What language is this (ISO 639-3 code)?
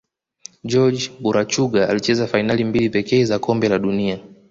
swa